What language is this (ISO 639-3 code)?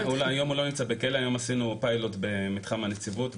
heb